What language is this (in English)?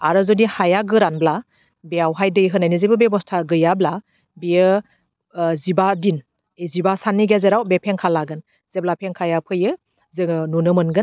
Bodo